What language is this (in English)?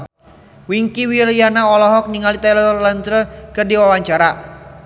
Sundanese